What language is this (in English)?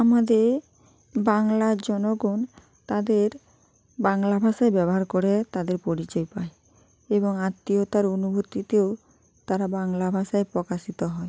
Bangla